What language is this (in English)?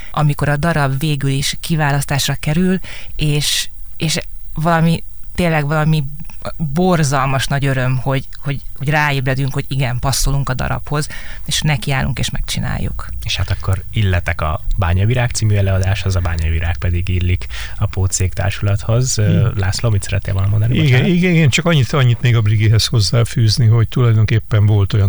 Hungarian